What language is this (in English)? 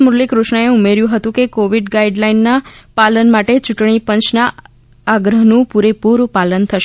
Gujarati